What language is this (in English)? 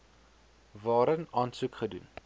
Afrikaans